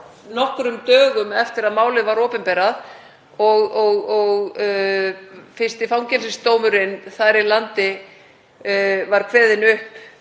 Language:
Icelandic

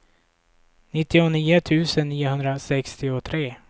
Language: Swedish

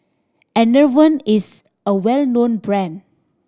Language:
English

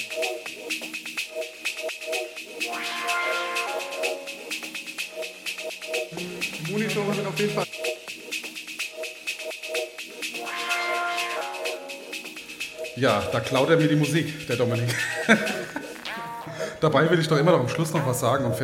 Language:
German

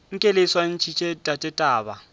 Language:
Northern Sotho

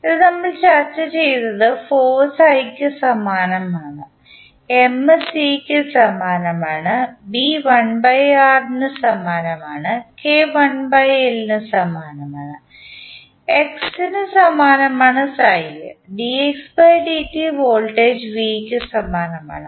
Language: Malayalam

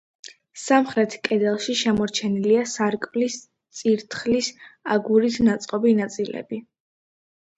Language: Georgian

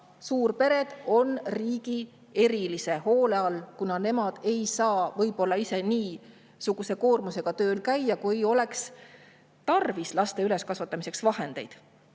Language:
Estonian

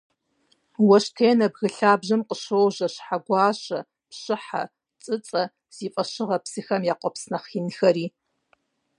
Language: Kabardian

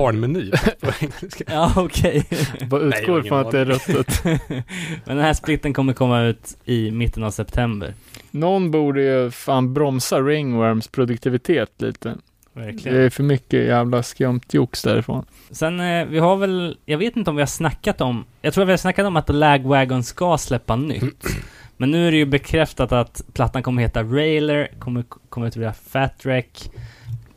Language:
Swedish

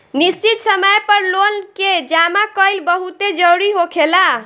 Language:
Bhojpuri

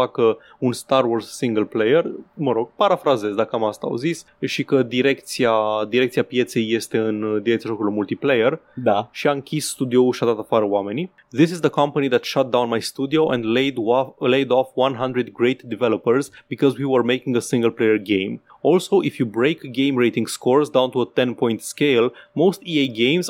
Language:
Romanian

